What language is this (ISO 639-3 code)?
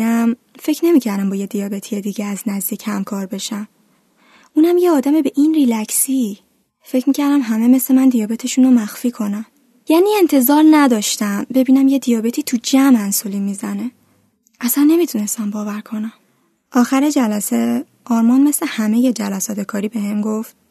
fas